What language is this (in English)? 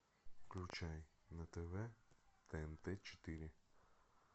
Russian